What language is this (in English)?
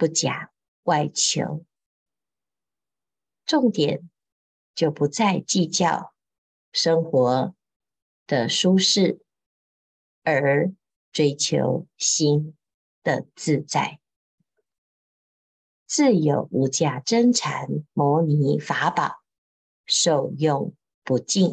Chinese